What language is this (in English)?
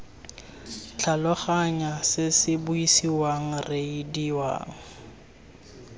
Tswana